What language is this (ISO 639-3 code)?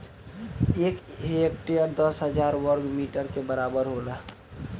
bho